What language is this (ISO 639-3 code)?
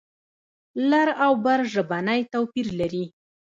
pus